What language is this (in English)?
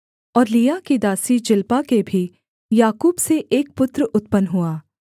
Hindi